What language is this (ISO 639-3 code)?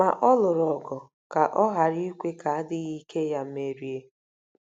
ibo